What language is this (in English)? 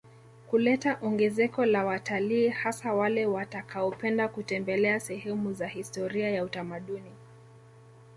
Swahili